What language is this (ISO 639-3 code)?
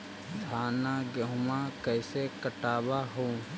mag